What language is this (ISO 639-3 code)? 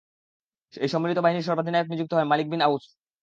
ben